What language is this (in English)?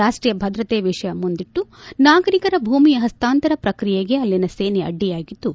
Kannada